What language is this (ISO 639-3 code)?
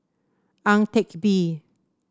eng